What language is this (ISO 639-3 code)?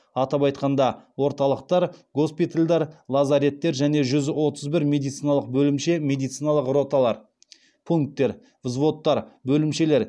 kaz